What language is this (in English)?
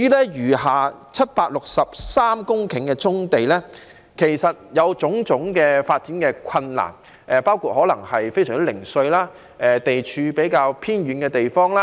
Cantonese